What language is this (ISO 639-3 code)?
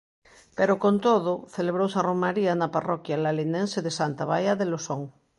glg